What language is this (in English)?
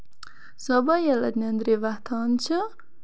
Kashmiri